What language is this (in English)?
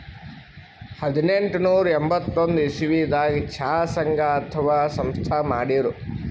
Kannada